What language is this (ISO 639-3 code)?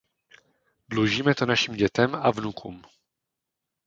ces